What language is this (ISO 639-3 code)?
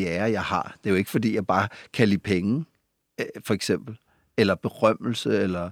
dan